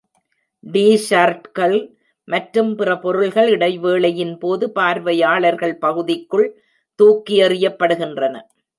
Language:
Tamil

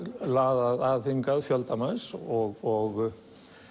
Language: Icelandic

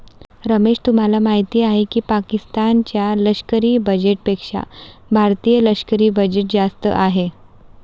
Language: Marathi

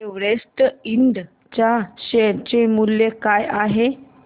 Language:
Marathi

